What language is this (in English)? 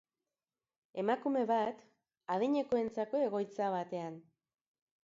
Basque